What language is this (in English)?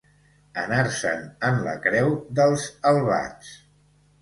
Catalan